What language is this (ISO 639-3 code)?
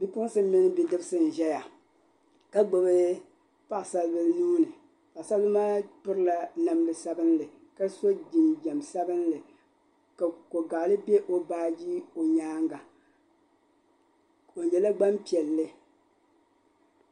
dag